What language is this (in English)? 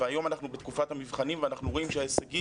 Hebrew